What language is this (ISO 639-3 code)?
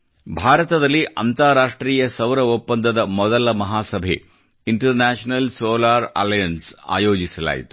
kan